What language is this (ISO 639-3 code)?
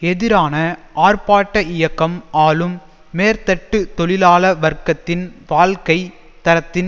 tam